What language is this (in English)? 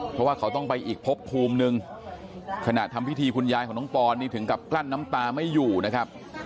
Thai